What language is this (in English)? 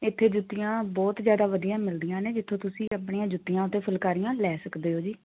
Punjabi